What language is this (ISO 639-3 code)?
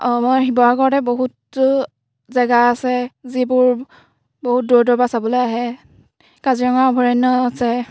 asm